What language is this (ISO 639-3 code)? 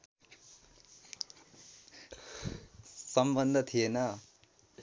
nep